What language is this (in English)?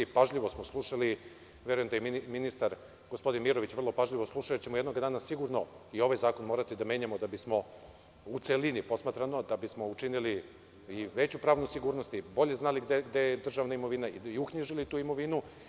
Serbian